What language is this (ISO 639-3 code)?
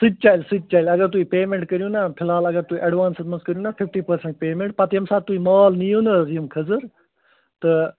kas